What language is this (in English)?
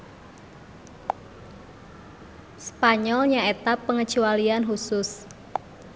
Sundanese